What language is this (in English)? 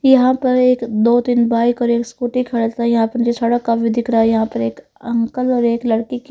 Hindi